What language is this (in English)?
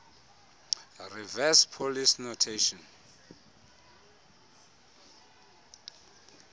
Xhosa